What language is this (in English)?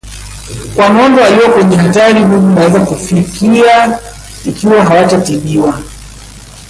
Swahili